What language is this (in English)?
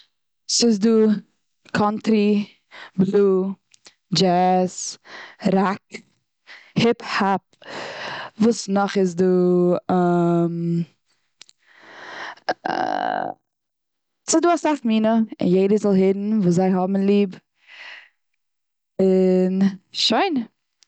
Yiddish